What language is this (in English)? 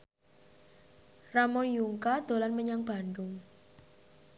Javanese